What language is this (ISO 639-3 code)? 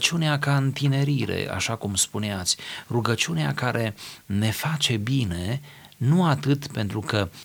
ron